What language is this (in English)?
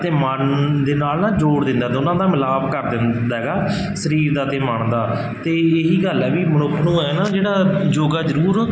Punjabi